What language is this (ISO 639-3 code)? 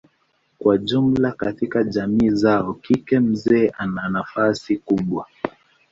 swa